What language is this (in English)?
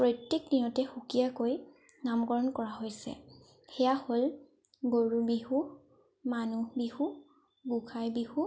Assamese